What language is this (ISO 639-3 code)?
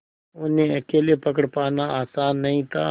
hin